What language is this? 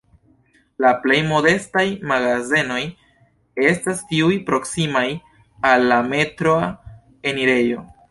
Esperanto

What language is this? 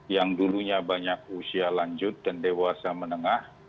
Indonesian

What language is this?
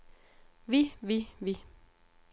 Danish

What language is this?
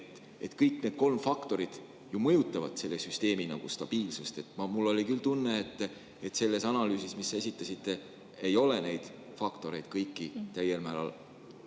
Estonian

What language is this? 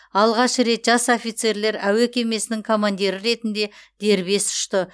Kazakh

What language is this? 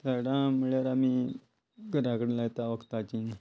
Konkani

